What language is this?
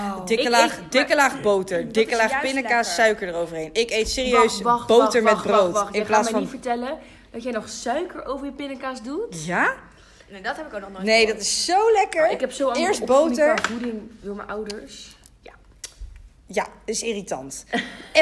Dutch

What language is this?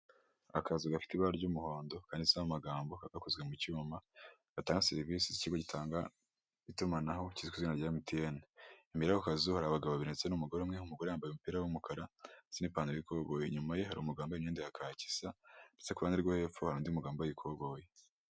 Kinyarwanda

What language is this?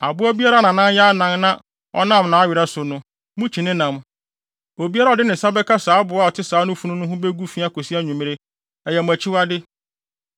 Akan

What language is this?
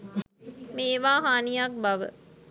Sinhala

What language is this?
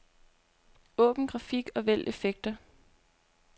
Danish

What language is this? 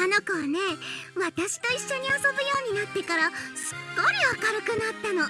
Japanese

